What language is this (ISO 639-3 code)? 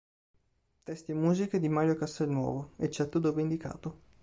ita